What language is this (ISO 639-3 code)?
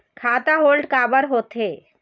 hne